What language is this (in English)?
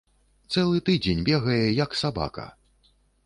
Belarusian